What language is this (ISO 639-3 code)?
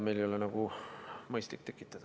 est